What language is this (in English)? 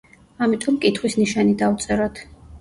Georgian